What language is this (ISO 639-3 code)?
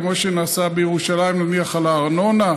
heb